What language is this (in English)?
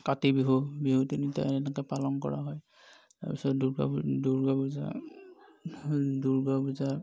Assamese